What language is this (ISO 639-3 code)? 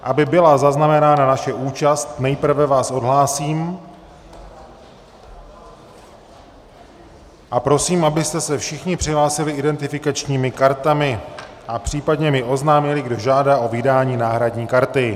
ces